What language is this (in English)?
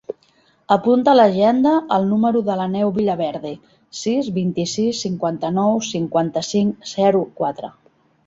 Catalan